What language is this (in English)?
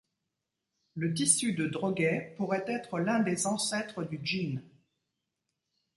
French